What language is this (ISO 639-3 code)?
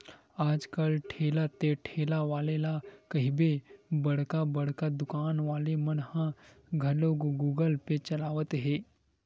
hne